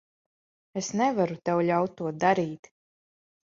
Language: Latvian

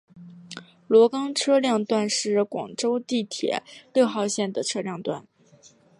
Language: Chinese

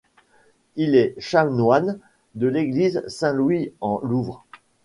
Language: French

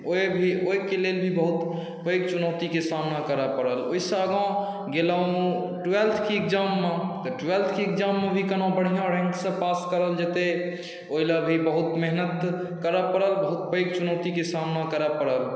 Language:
Maithili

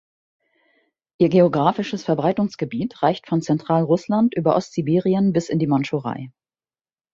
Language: German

